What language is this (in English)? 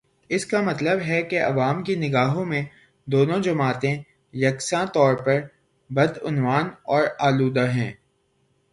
Urdu